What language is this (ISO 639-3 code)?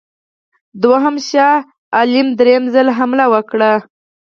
pus